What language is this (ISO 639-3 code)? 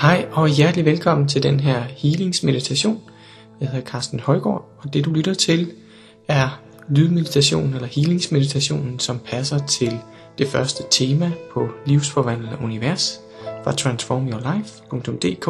dan